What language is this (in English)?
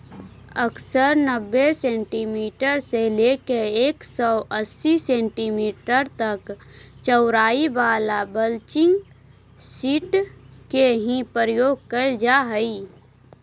Magahi